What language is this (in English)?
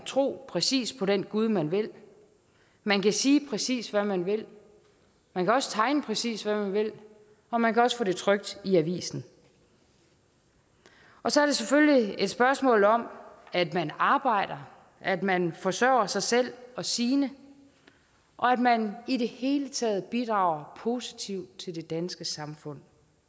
Danish